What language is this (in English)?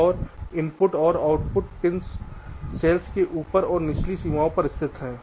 Hindi